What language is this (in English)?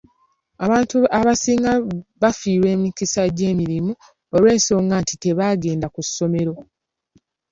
Ganda